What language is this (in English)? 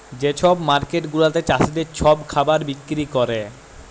Bangla